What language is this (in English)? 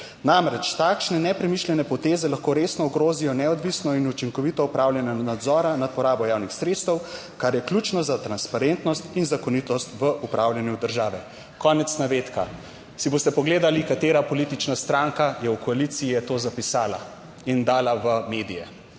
Slovenian